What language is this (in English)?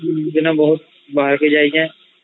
Odia